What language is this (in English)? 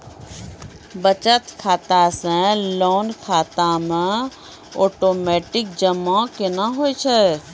Maithili